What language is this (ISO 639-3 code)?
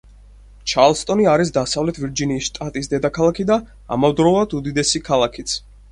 kat